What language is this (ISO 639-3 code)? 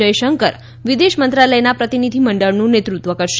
guj